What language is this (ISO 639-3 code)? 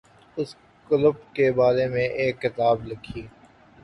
urd